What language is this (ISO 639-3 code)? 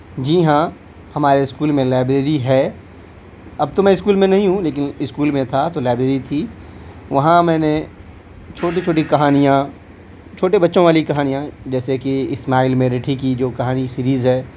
urd